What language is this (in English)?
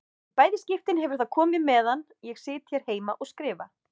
Icelandic